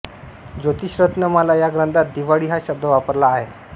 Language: Marathi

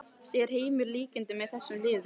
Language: Icelandic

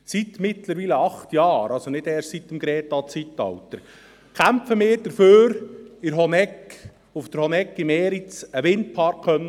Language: Swiss German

